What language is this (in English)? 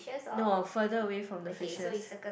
English